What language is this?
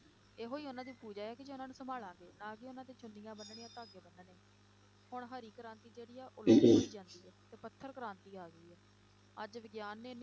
Punjabi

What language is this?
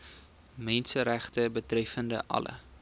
Afrikaans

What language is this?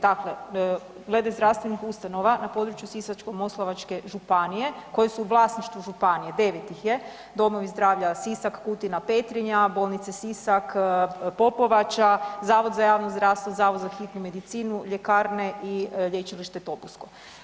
Croatian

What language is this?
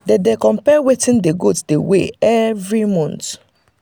Nigerian Pidgin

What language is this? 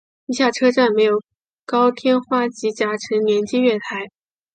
Chinese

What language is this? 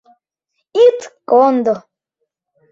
Mari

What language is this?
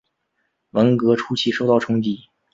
Chinese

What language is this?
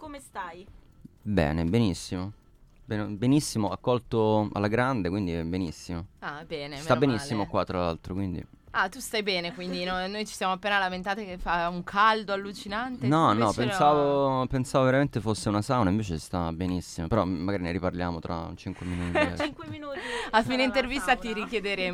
Italian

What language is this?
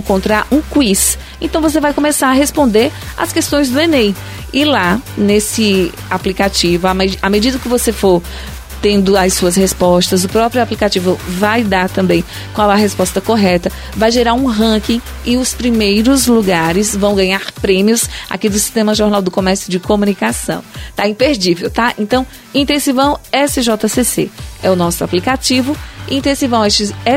Portuguese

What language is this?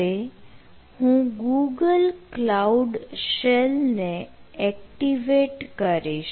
Gujarati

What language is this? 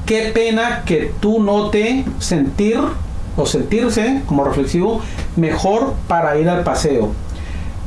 Spanish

